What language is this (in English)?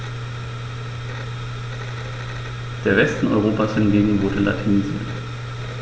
German